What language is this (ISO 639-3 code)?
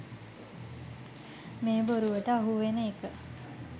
sin